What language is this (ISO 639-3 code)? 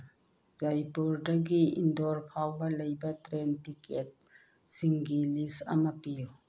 mni